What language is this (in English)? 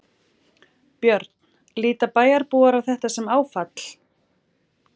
Icelandic